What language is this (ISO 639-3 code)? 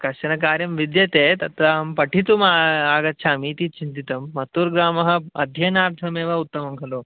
san